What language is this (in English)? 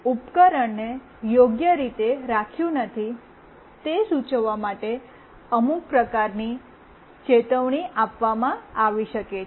Gujarati